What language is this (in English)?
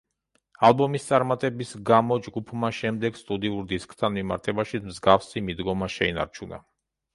Georgian